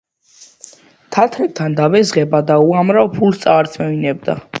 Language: Georgian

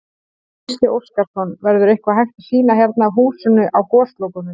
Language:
Icelandic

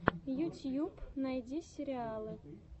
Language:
Russian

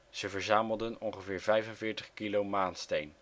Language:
Dutch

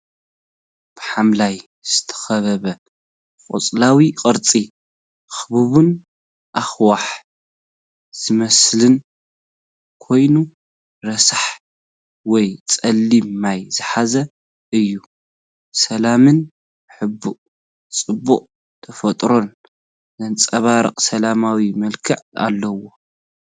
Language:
Tigrinya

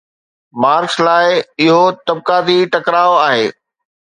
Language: Sindhi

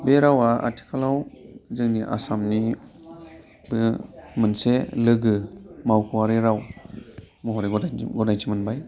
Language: Bodo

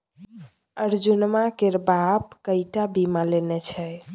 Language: Maithili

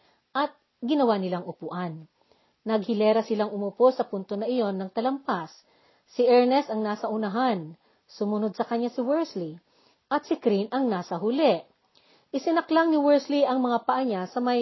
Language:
Filipino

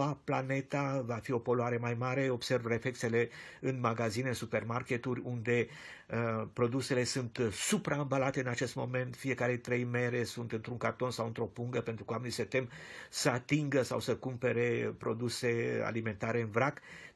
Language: Romanian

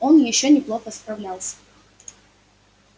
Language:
Russian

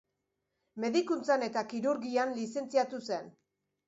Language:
Basque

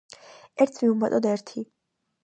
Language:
Georgian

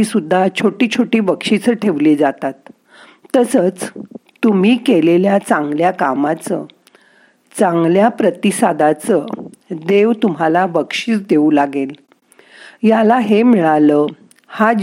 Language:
Marathi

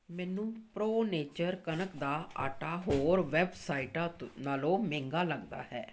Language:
Punjabi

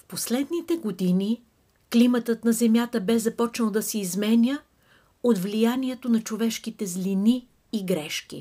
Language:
Bulgarian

